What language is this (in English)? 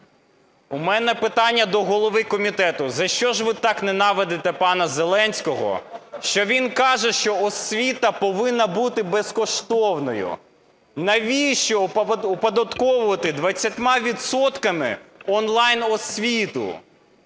Ukrainian